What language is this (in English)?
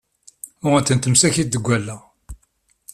Kabyle